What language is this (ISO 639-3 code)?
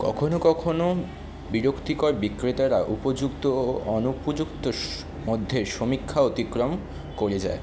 ben